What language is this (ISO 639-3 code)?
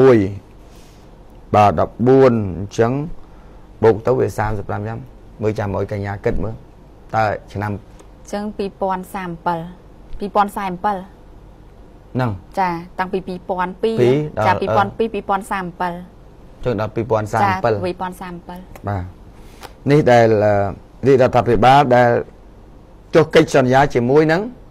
ita